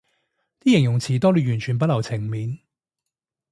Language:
Cantonese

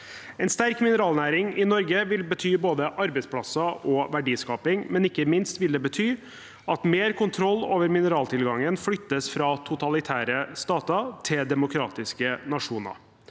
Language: Norwegian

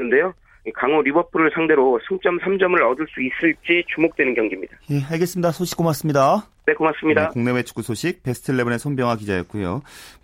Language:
Korean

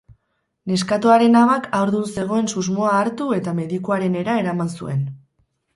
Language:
Basque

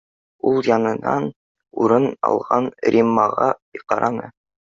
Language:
Bashkir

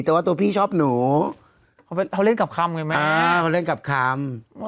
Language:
Thai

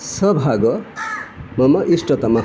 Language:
Sanskrit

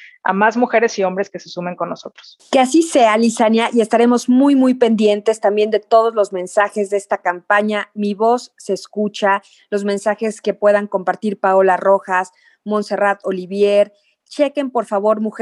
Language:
Spanish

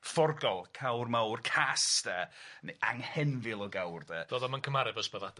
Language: Welsh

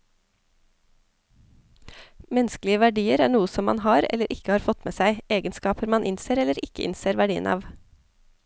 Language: Norwegian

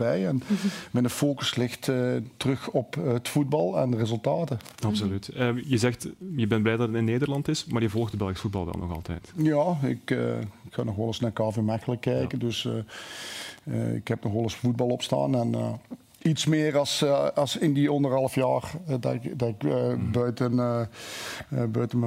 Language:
Dutch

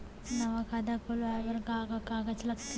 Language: Chhattisgarhi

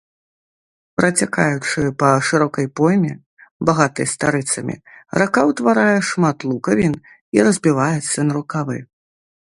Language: Belarusian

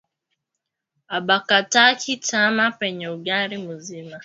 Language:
Swahili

